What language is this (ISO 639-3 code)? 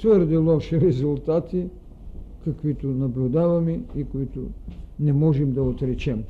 bul